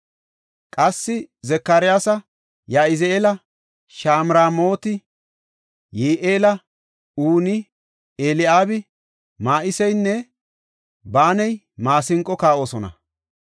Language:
Gofa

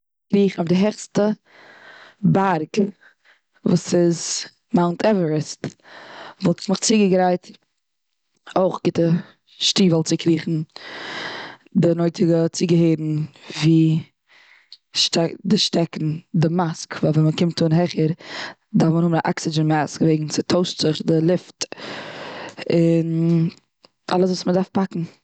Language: Yiddish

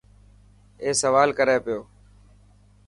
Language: Dhatki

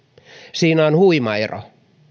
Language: Finnish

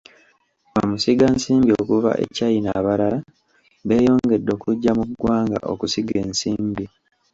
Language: Ganda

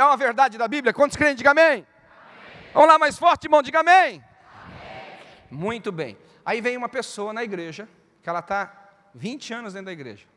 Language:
Portuguese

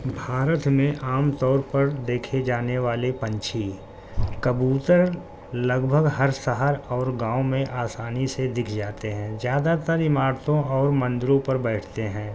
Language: Urdu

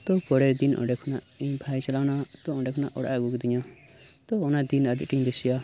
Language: Santali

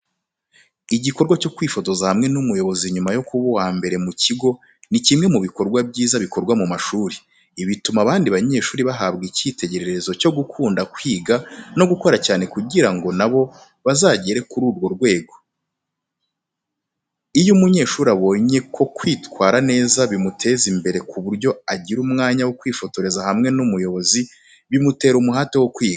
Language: Kinyarwanda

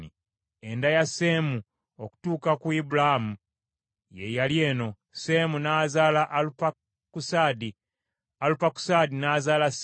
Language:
Ganda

